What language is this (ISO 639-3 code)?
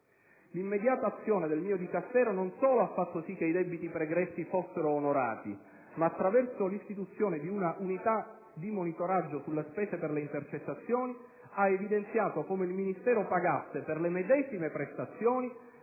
ita